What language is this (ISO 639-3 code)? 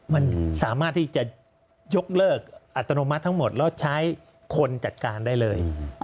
tha